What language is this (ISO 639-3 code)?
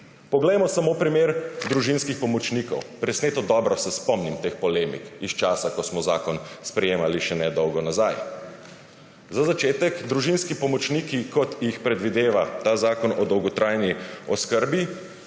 slv